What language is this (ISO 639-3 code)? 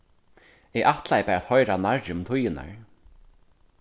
fao